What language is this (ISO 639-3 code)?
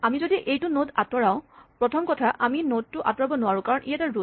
asm